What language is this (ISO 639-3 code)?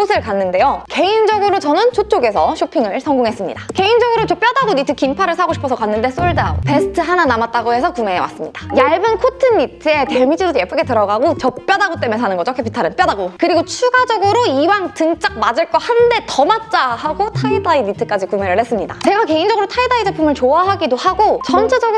kor